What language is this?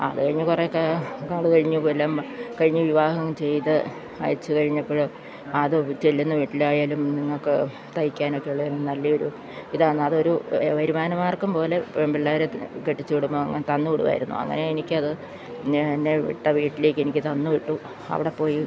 Malayalam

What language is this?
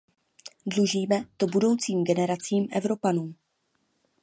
Czech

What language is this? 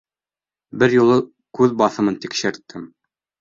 Bashkir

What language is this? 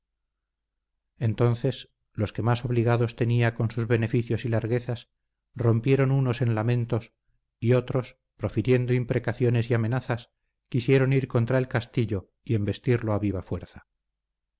Spanish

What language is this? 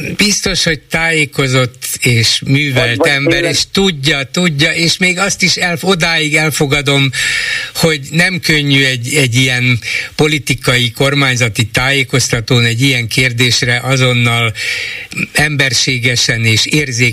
Hungarian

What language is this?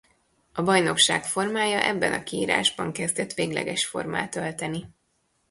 Hungarian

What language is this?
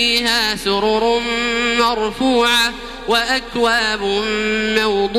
Arabic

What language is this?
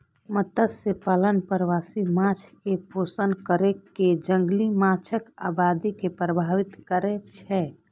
Maithili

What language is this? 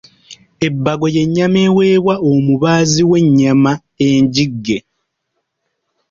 Ganda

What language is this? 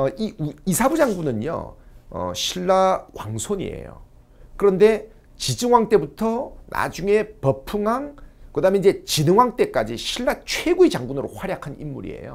Korean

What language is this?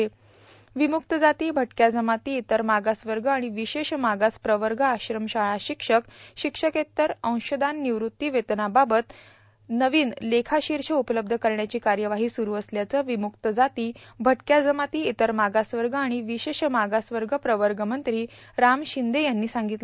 Marathi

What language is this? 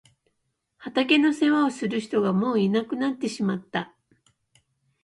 Japanese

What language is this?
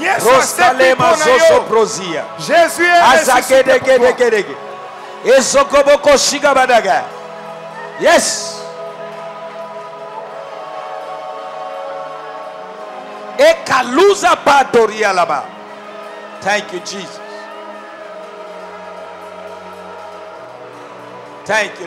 French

